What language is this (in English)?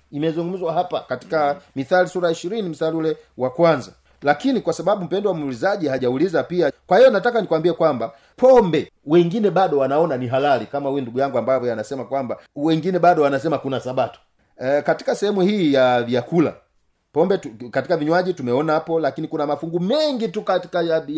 Swahili